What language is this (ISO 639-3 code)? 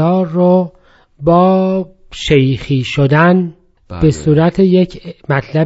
fas